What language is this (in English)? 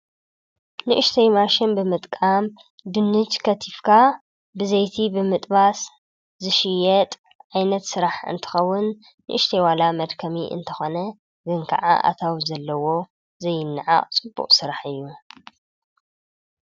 Tigrinya